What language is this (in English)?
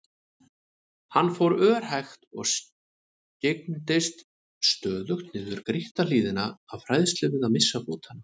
Icelandic